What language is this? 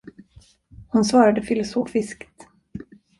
Swedish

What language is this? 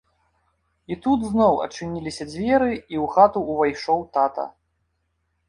Belarusian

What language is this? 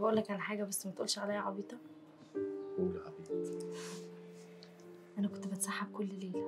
Arabic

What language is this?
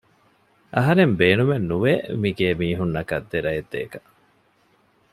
Divehi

